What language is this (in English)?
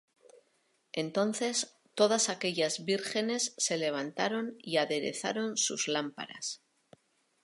Spanish